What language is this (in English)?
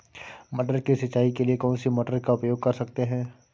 Hindi